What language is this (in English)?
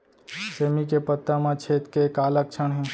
Chhattisgarhi